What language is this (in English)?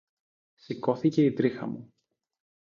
Greek